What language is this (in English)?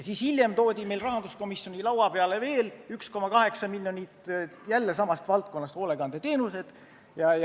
Estonian